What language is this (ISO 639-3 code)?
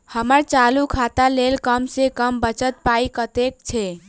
mai